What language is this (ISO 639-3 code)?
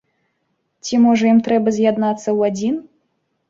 bel